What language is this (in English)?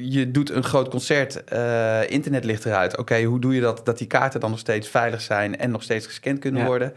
Dutch